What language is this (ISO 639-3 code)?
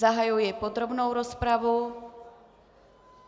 ces